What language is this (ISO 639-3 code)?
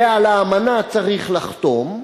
heb